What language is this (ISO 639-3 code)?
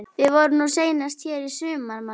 isl